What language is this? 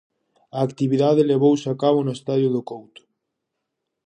Galician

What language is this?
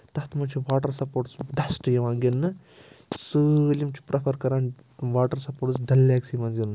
Kashmiri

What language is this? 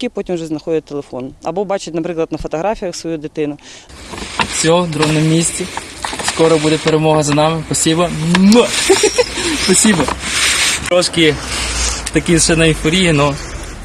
Ukrainian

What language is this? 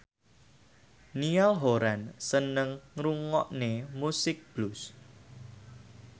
Javanese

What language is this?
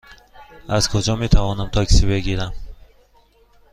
Persian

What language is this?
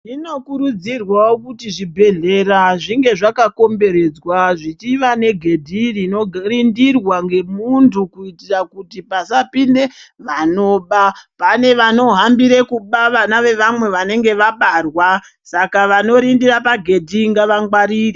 Ndau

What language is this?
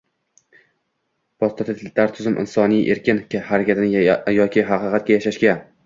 Uzbek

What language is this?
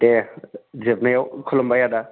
Bodo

